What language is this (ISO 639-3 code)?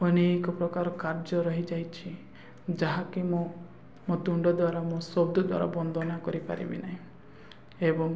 ori